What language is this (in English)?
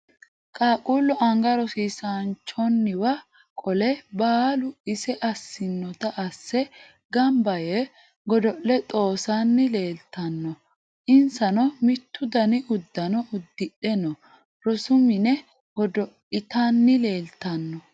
Sidamo